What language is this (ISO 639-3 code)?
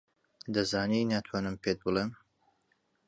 ckb